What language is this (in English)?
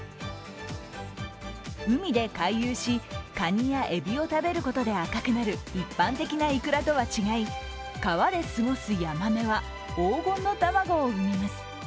Japanese